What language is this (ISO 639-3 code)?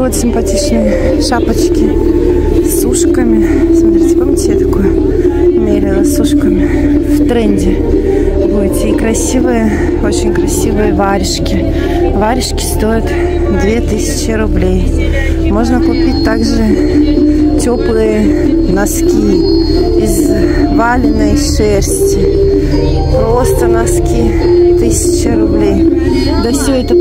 rus